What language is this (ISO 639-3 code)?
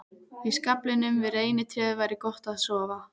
isl